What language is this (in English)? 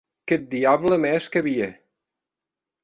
Occitan